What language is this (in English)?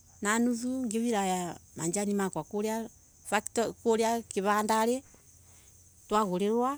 Embu